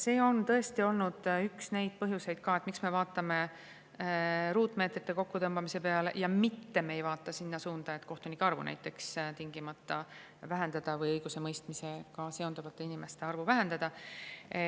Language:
Estonian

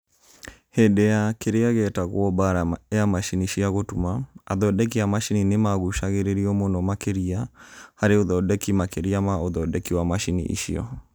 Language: Kikuyu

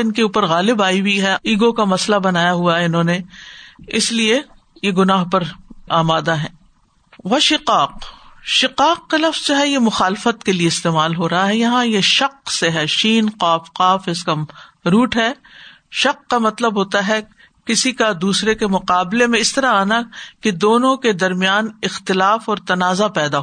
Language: Urdu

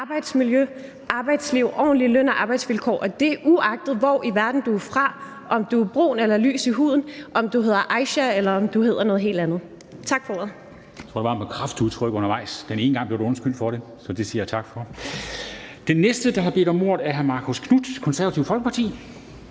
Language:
Danish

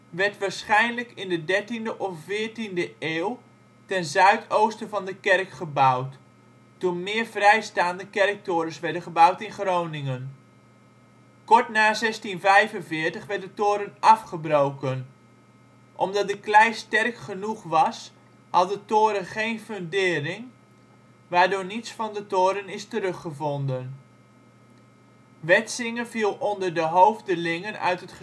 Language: Dutch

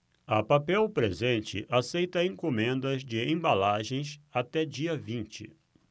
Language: Portuguese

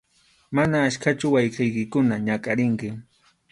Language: Arequipa-La Unión Quechua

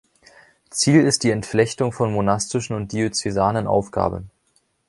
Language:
German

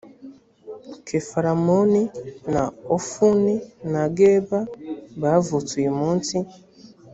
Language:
Kinyarwanda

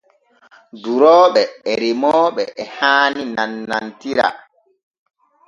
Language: Borgu Fulfulde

